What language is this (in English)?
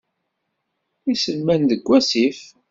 Kabyle